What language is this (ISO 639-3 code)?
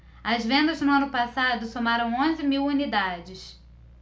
por